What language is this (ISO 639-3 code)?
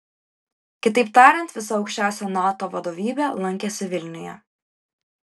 lit